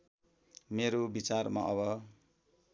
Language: Nepali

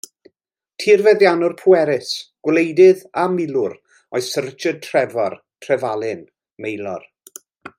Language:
Welsh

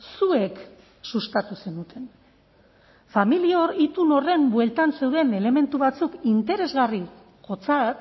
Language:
Basque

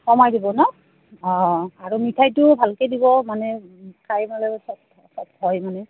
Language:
Assamese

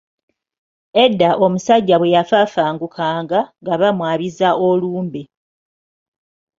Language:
Ganda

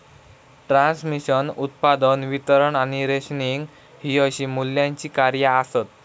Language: Marathi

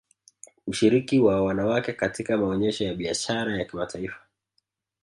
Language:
Swahili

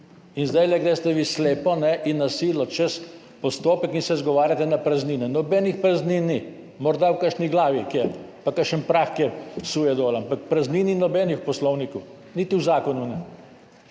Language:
Slovenian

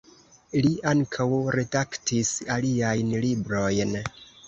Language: Esperanto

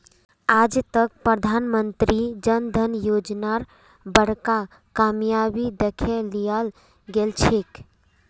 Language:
Magahi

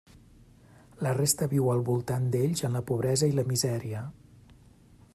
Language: Catalan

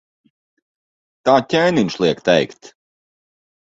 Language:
Latvian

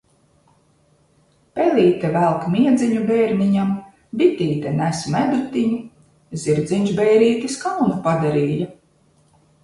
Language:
Latvian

